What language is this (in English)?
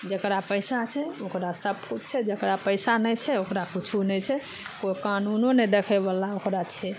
Maithili